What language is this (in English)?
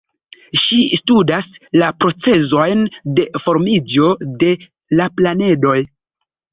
Esperanto